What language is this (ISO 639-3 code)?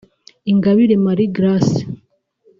kin